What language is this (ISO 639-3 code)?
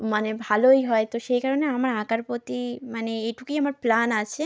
ben